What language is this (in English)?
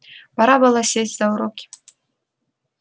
Russian